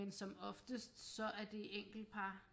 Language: Danish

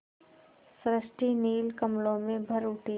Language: Hindi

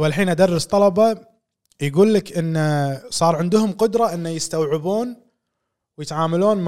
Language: Arabic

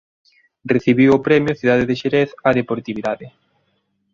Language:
Galician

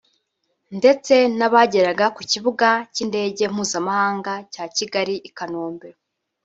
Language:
Kinyarwanda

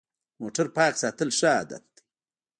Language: Pashto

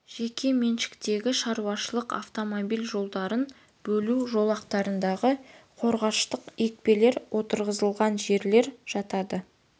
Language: Kazakh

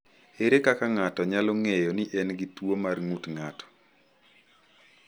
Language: Luo (Kenya and Tanzania)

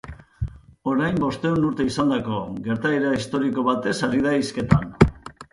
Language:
Basque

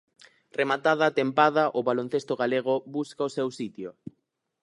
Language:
Galician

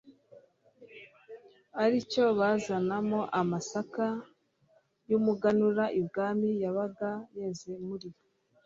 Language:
Kinyarwanda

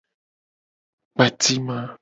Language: Gen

